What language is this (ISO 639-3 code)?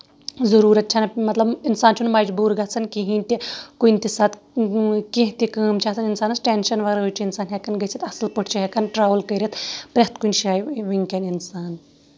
kas